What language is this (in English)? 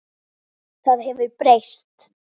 Icelandic